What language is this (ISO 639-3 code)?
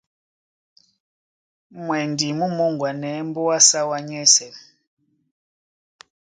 dua